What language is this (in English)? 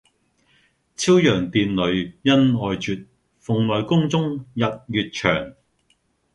Cantonese